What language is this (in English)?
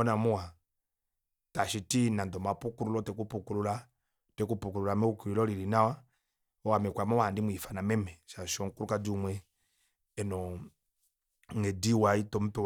Kuanyama